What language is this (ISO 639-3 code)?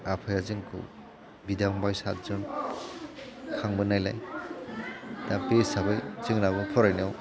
brx